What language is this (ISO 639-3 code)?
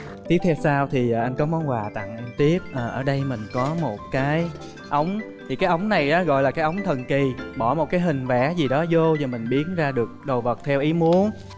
vie